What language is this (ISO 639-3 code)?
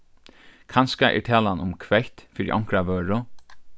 fao